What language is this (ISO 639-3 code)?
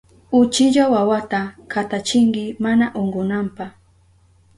qup